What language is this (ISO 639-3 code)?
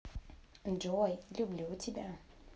rus